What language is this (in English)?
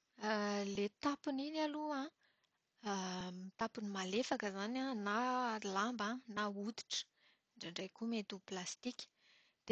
Malagasy